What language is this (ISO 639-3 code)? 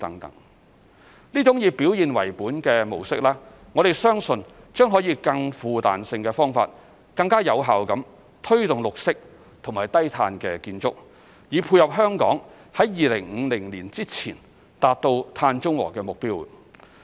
yue